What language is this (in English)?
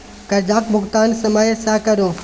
Maithili